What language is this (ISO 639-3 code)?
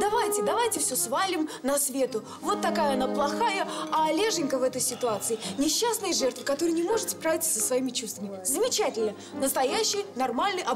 rus